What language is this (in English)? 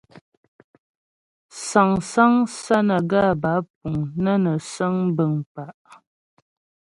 Ghomala